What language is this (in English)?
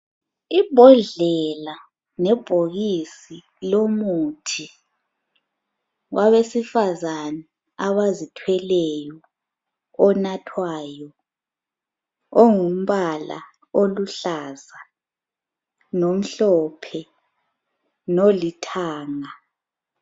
North Ndebele